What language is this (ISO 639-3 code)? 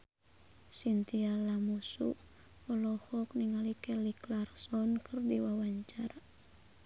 sun